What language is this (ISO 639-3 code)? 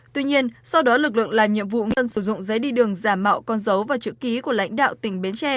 vie